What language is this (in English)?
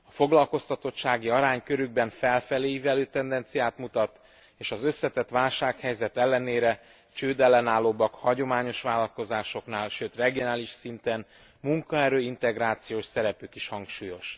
Hungarian